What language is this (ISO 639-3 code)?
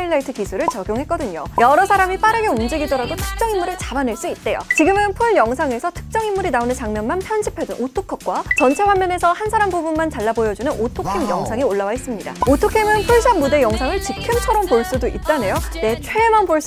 kor